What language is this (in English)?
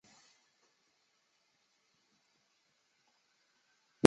Chinese